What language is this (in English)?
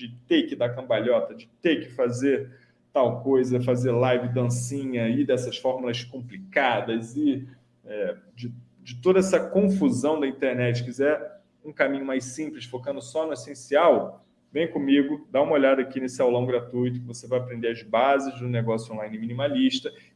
Portuguese